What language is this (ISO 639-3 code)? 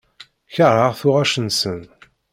kab